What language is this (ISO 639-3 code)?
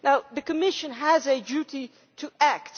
eng